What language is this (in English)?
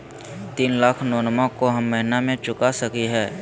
Magahi